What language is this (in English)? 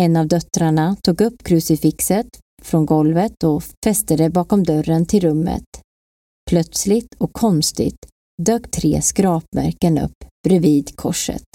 Swedish